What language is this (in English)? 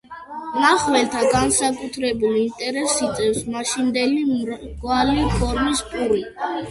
Georgian